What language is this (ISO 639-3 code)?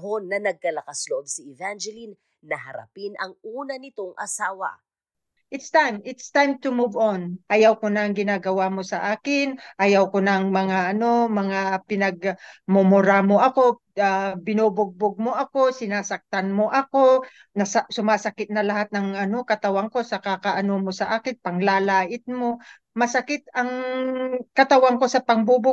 fil